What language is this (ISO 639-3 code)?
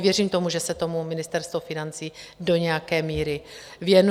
ces